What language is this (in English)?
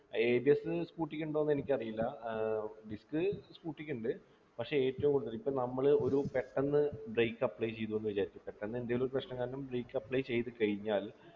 Malayalam